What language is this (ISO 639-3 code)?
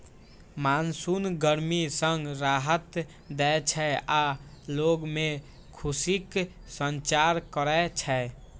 mai